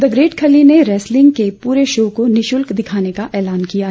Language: Hindi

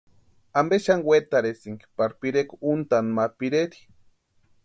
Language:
Western Highland Purepecha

